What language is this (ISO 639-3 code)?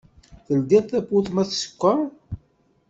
kab